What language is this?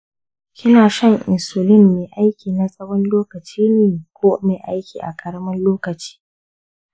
Hausa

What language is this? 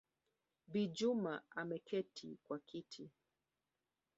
Swahili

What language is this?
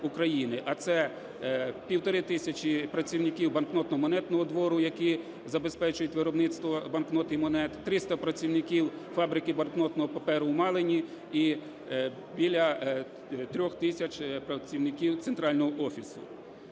Ukrainian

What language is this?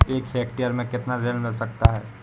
Hindi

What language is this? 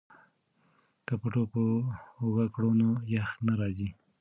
Pashto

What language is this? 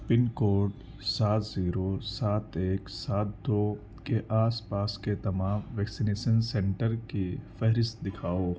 Urdu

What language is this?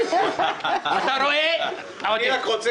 Hebrew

